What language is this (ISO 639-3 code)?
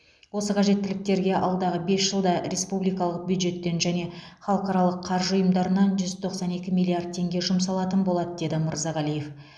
kaz